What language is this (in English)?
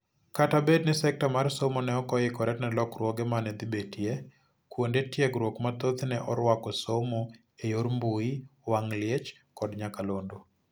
Luo (Kenya and Tanzania)